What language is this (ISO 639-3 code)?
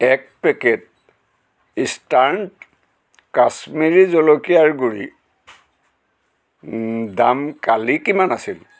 asm